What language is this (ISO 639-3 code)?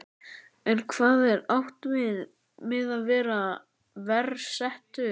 isl